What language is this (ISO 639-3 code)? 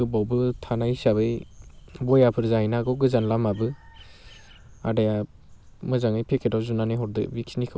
brx